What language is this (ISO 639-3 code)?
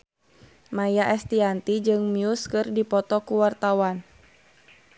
sun